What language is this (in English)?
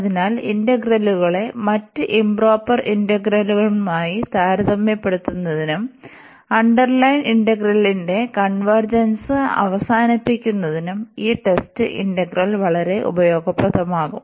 Malayalam